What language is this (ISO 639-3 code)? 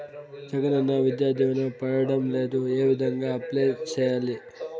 tel